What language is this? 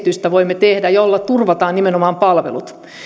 Finnish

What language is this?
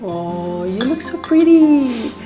Indonesian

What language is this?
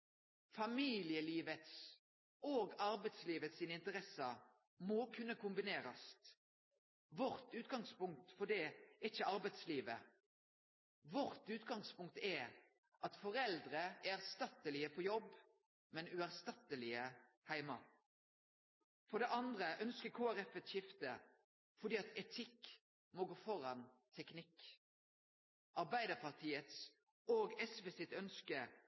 Norwegian Nynorsk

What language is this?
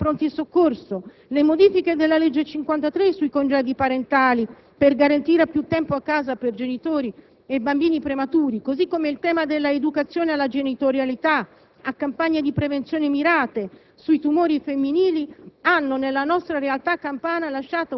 Italian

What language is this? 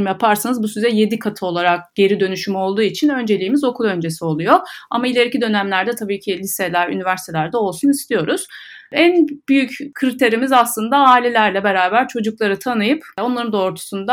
Turkish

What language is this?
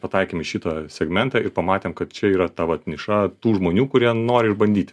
Lithuanian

